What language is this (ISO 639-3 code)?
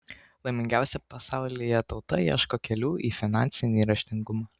lit